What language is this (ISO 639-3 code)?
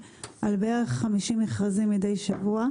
heb